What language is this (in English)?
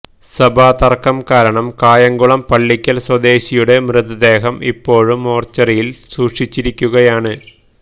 Malayalam